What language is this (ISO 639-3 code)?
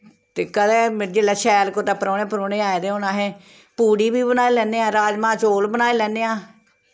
doi